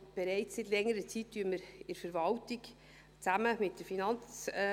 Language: Swiss German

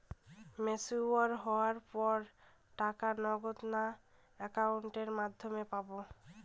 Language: Bangla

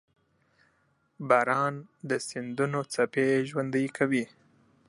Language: Pashto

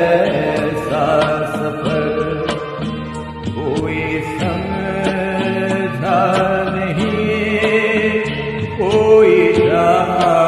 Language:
Arabic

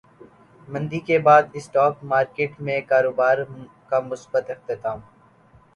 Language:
Urdu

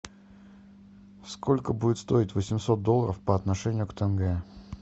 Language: Russian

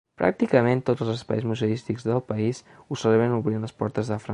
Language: Catalan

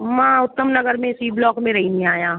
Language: Sindhi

